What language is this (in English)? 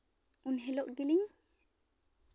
Santali